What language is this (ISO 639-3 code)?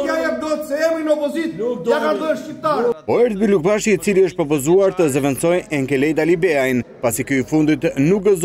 ron